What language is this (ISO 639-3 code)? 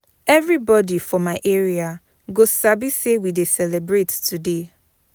pcm